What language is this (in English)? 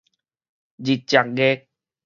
Min Nan Chinese